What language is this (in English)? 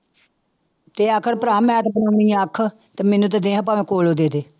Punjabi